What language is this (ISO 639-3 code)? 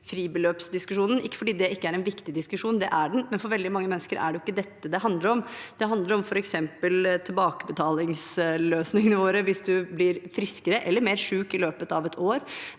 nor